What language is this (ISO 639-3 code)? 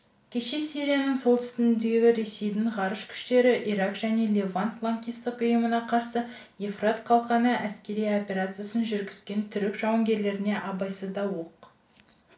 kaz